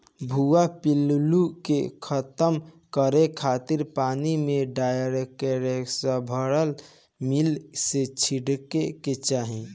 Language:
Bhojpuri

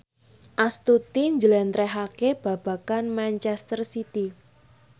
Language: Javanese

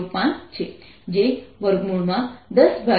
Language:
Gujarati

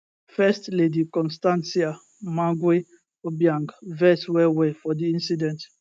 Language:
Nigerian Pidgin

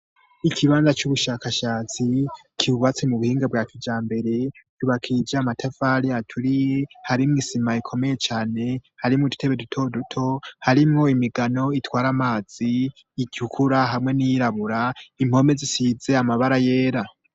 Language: Rundi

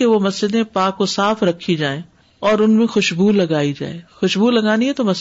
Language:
Urdu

